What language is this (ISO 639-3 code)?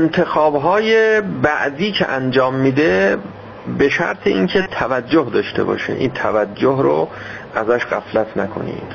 fas